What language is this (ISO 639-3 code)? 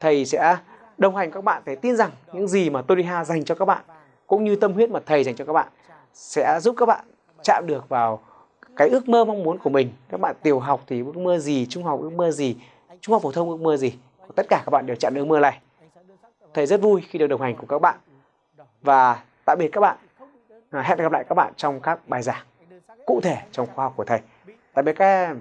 vie